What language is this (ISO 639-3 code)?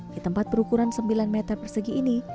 ind